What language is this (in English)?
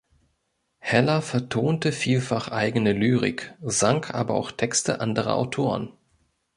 German